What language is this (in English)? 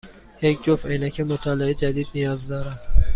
Persian